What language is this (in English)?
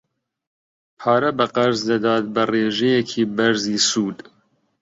Central Kurdish